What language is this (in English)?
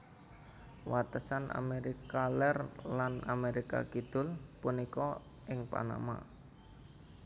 Javanese